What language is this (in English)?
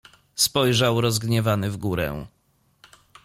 Polish